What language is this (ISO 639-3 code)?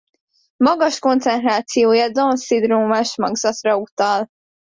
hun